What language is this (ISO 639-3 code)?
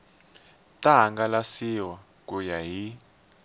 tso